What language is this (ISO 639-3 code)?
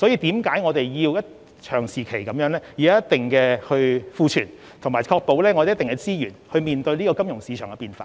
yue